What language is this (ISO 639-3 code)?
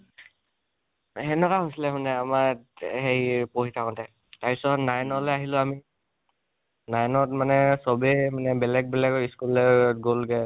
asm